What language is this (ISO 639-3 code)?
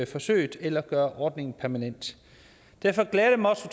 dan